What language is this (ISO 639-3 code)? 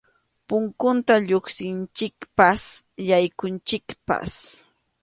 qxu